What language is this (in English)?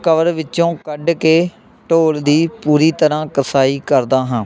Punjabi